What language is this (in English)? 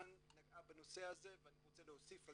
Hebrew